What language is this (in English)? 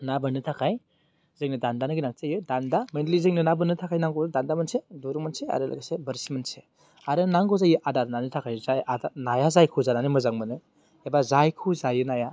Bodo